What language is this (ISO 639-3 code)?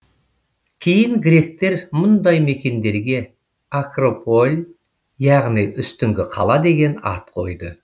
kaz